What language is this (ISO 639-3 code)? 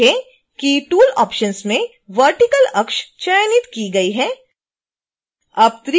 hin